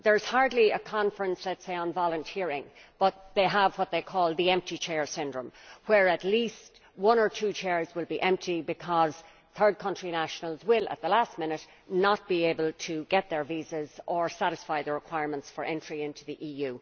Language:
English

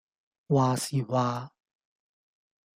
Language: Cantonese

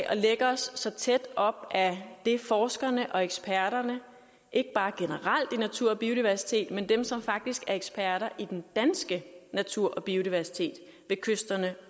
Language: Danish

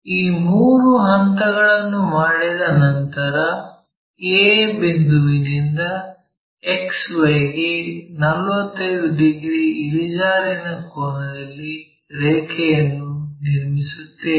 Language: Kannada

